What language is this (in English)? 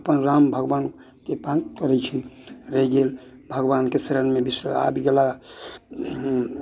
Maithili